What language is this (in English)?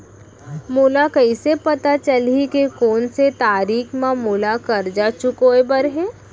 Chhattisgarhi